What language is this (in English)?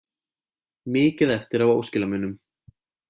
Icelandic